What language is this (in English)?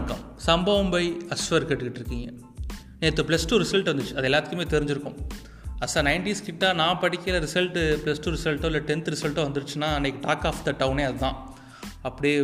Tamil